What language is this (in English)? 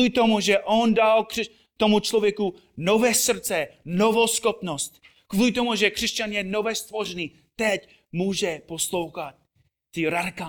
Czech